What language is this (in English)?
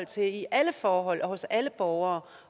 Danish